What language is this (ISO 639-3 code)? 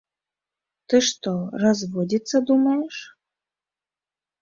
bel